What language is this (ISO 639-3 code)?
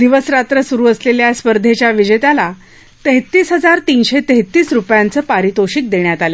mar